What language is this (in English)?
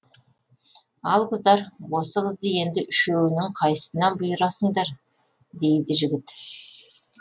Kazakh